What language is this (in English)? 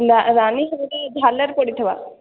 Odia